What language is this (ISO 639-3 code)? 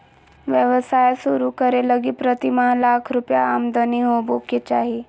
mag